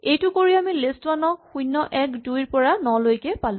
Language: Assamese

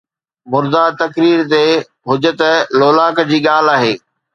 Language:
Sindhi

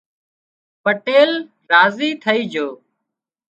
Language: Wadiyara Koli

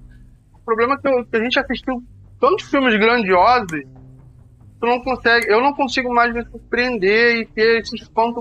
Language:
Portuguese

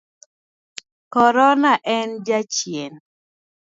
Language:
Luo (Kenya and Tanzania)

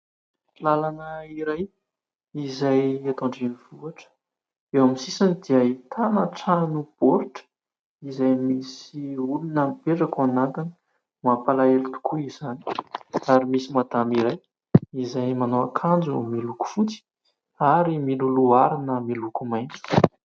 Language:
Malagasy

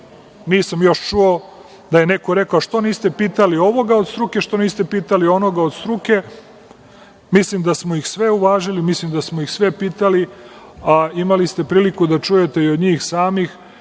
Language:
Serbian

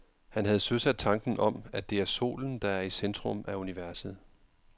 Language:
Danish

